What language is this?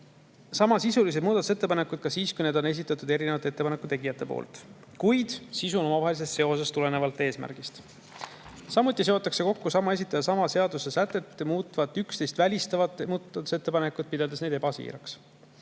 Estonian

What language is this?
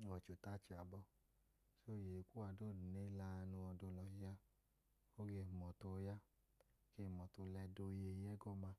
Idoma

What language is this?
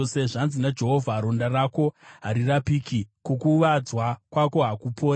Shona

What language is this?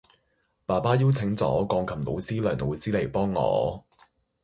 Cantonese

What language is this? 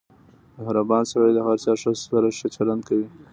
Pashto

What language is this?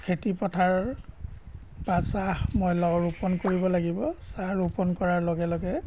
Assamese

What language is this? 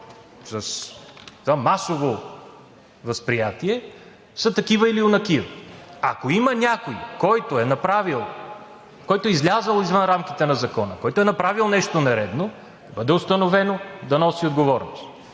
Bulgarian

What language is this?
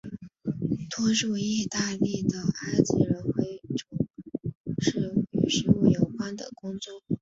Chinese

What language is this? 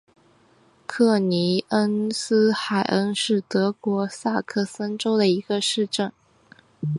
Chinese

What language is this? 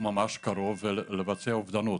Hebrew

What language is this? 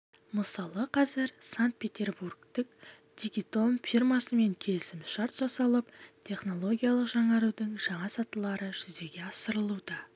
Kazakh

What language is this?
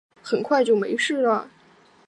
Chinese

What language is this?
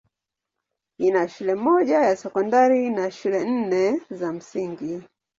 Swahili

